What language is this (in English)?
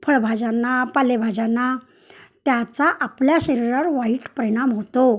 Marathi